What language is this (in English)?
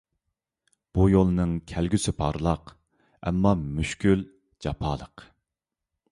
Uyghur